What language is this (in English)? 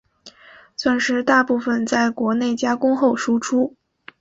Chinese